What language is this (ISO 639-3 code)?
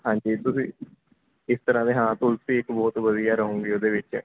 pan